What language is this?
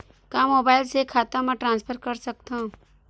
Chhattisgarhi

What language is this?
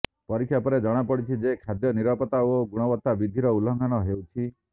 Odia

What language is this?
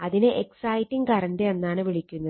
Malayalam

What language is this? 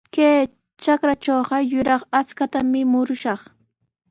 Sihuas Ancash Quechua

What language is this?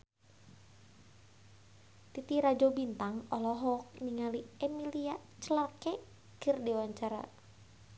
Sundanese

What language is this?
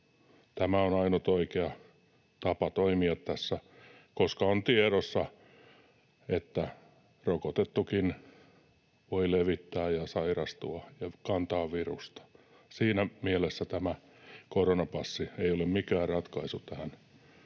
Finnish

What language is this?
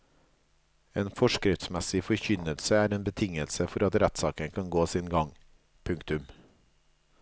Norwegian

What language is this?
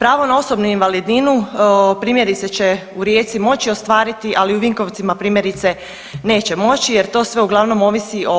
Croatian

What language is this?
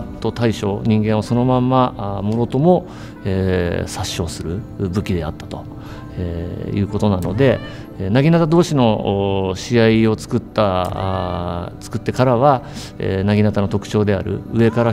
Japanese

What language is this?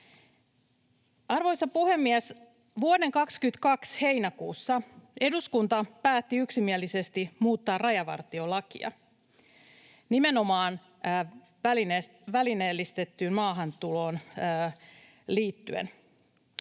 Finnish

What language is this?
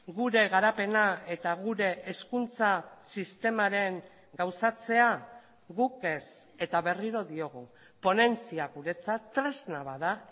Basque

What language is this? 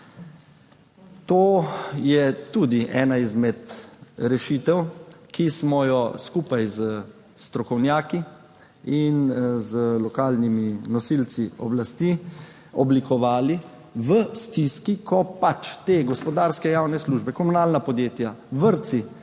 Slovenian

